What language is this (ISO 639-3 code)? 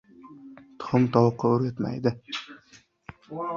uzb